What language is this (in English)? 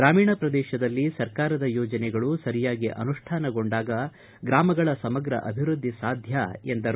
Kannada